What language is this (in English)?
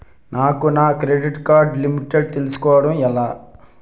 Telugu